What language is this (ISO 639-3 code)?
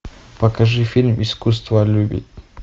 rus